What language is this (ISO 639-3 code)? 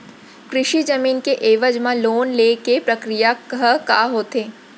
hne